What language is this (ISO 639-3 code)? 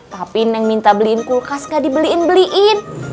ind